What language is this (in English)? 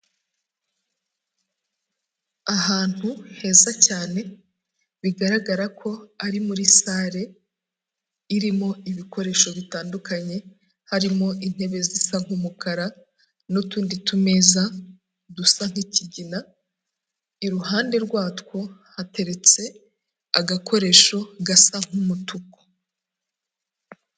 Kinyarwanda